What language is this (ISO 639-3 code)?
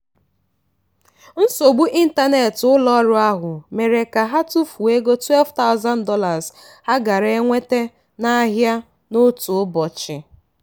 ibo